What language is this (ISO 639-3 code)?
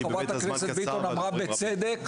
heb